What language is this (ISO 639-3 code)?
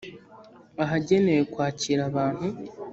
kin